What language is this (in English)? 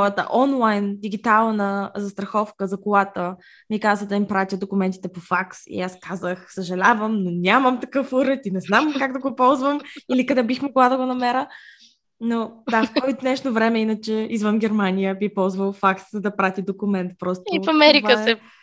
Bulgarian